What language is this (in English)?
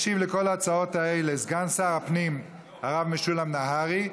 Hebrew